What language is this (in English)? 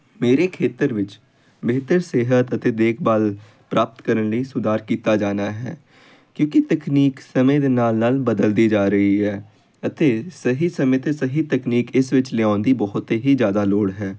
Punjabi